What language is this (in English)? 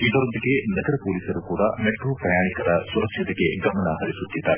Kannada